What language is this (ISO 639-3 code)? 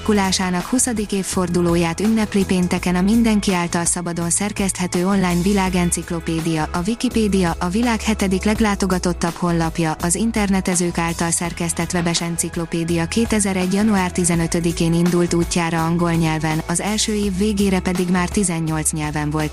hun